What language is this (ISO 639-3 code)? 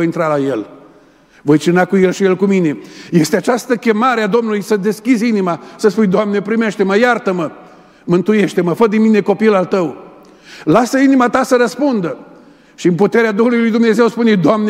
ron